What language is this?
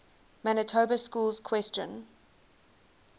English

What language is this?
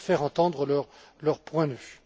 French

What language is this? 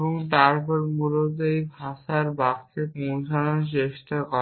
Bangla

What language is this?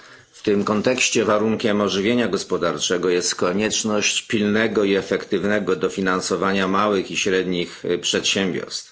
Polish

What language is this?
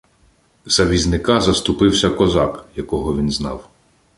Ukrainian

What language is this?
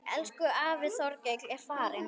Icelandic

